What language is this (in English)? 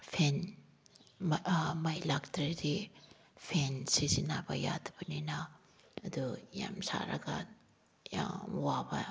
Manipuri